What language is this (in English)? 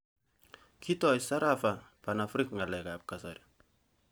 Kalenjin